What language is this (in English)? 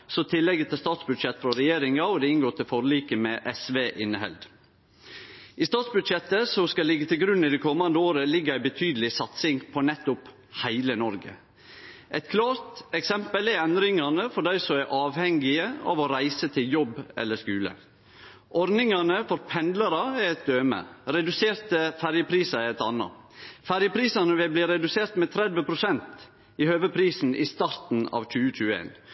Norwegian Nynorsk